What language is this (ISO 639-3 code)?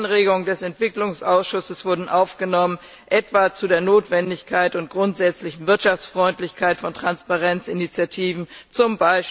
deu